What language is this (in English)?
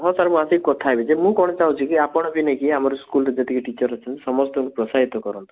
Odia